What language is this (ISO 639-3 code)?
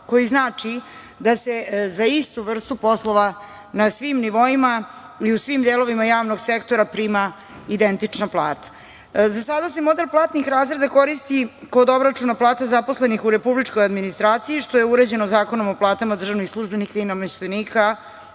srp